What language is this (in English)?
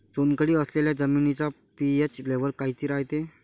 Marathi